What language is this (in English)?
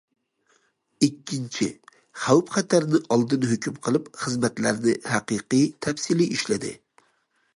Uyghur